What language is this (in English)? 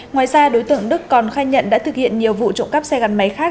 Vietnamese